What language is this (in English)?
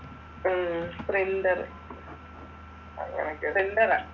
Malayalam